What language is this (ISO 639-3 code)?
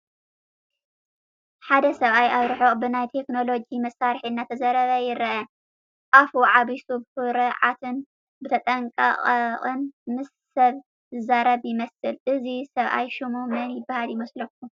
tir